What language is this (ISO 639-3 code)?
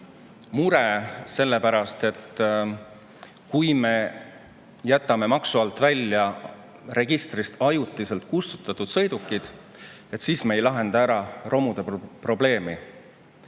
est